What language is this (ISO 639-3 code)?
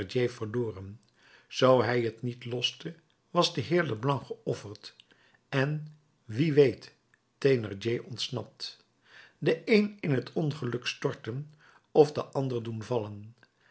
nld